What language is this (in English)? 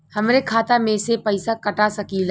Bhojpuri